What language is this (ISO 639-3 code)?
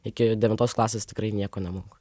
lit